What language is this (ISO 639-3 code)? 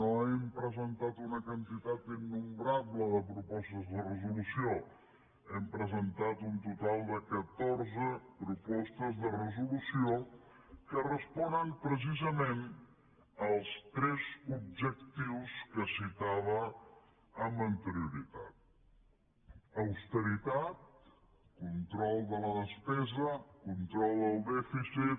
cat